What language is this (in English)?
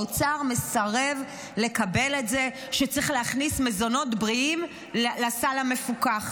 Hebrew